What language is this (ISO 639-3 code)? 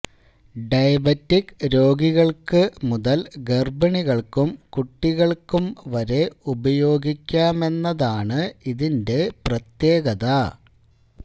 mal